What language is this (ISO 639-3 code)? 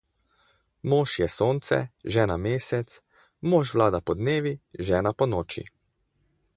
slv